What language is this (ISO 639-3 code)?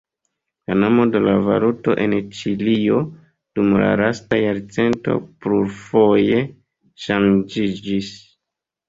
epo